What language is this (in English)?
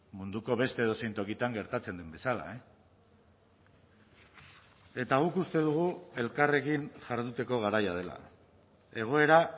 Basque